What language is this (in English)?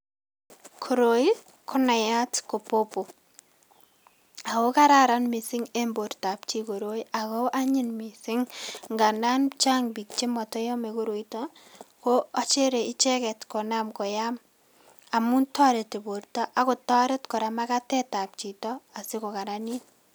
Kalenjin